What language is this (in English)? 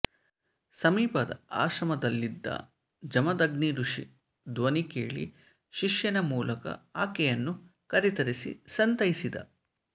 Kannada